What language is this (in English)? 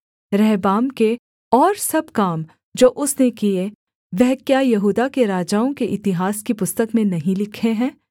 Hindi